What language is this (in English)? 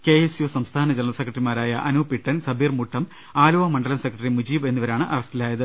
Malayalam